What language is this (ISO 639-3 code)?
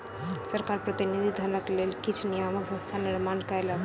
mai